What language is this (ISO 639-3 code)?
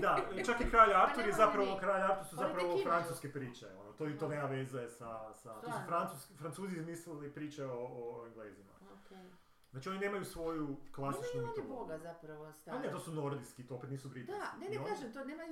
hrv